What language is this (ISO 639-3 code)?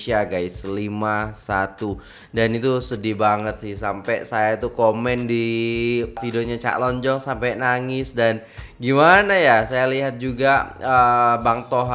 ind